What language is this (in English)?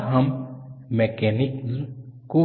Hindi